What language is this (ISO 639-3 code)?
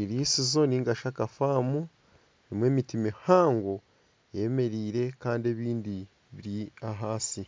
nyn